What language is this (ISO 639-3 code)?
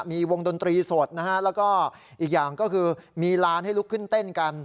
tha